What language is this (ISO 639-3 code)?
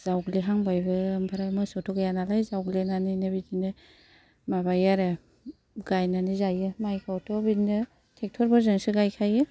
brx